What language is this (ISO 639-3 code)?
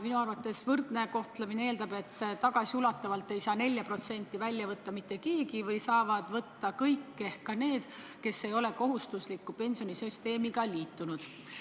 est